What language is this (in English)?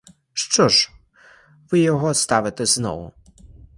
Ukrainian